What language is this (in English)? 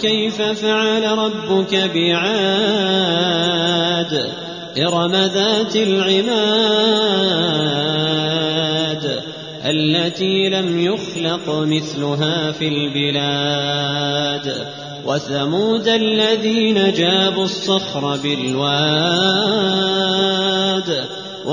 Arabic